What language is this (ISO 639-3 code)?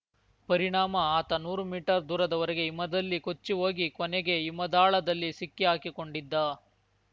kan